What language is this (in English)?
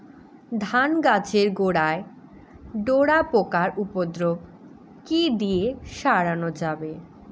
Bangla